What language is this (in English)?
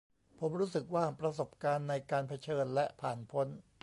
Thai